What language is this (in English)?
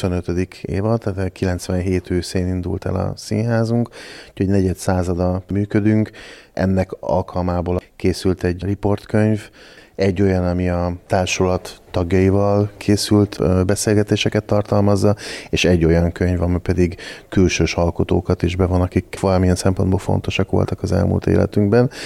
Hungarian